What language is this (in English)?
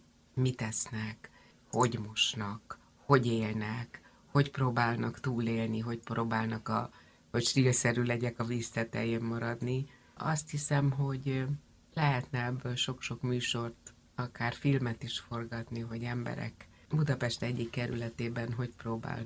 Hungarian